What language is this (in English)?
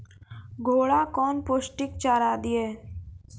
Maithili